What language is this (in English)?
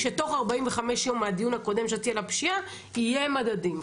Hebrew